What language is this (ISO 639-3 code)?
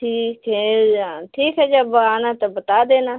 hin